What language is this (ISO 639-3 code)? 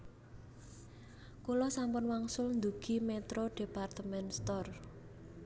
jav